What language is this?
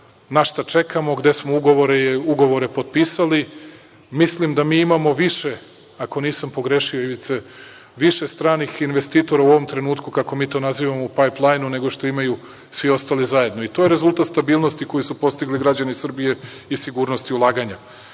Serbian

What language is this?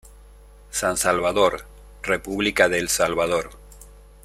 Spanish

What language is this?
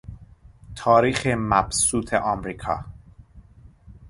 Persian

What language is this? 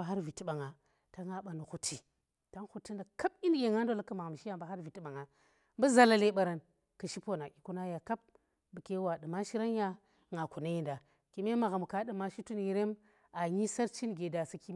Tera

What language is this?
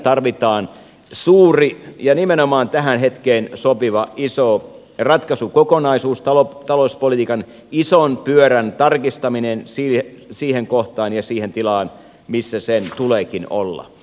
Finnish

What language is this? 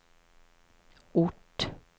Swedish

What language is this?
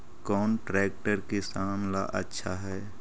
Magahi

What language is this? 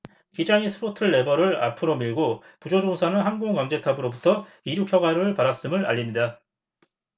Korean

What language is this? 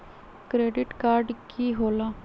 Magahi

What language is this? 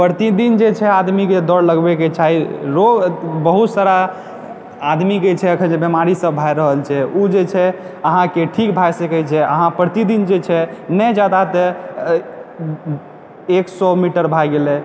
Maithili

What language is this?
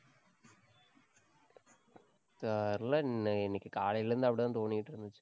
Tamil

